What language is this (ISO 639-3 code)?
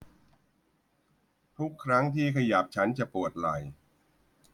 tha